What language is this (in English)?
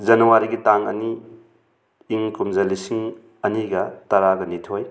Manipuri